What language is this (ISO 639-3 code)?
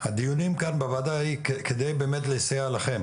heb